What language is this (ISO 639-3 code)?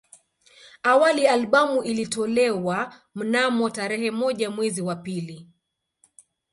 swa